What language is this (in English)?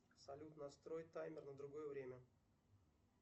Russian